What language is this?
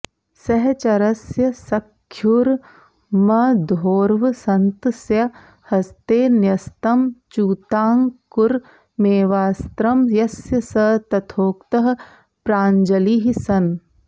Sanskrit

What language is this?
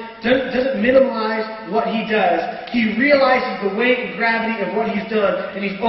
English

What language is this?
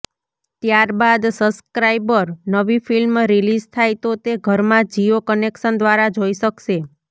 Gujarati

